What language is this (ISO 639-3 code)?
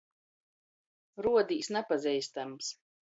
ltg